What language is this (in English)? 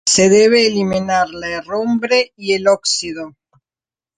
Spanish